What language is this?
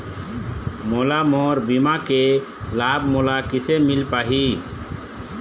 Chhattisgarhi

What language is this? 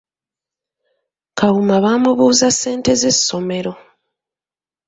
Ganda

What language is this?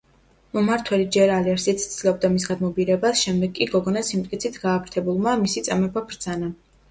Georgian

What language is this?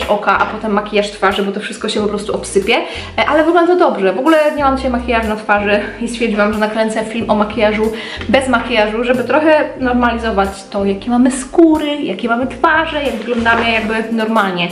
Polish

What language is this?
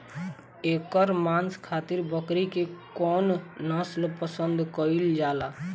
Bhojpuri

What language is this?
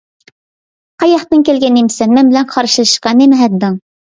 Uyghur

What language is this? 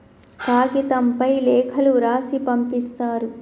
Telugu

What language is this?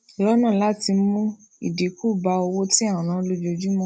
Yoruba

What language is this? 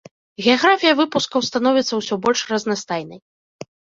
Belarusian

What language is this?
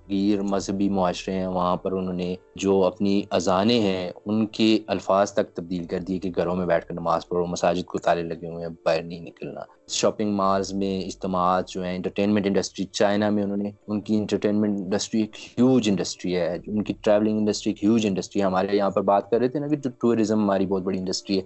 Urdu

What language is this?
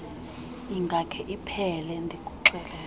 Xhosa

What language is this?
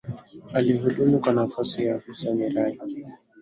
Swahili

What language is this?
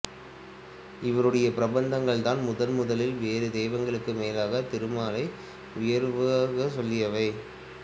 Tamil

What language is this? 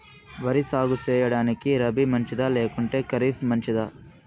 Telugu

